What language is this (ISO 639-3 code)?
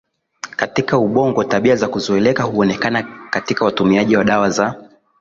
swa